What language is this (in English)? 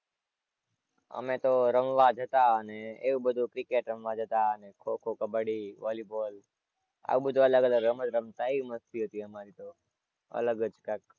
Gujarati